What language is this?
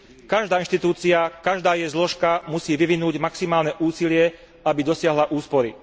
Slovak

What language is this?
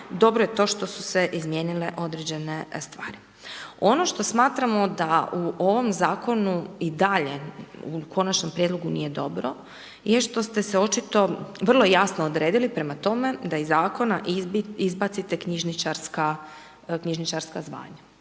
Croatian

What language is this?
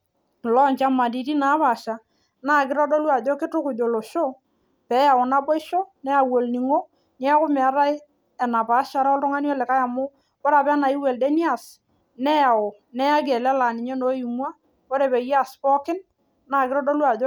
Masai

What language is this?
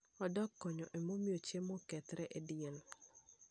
Luo (Kenya and Tanzania)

